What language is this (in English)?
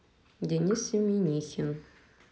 Russian